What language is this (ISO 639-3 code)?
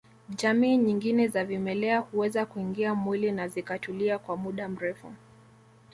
swa